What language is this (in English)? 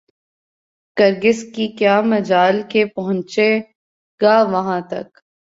Urdu